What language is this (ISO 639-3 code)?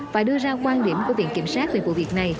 vie